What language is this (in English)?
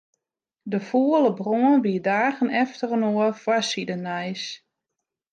Western Frisian